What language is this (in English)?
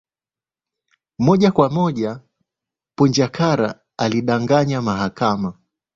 Swahili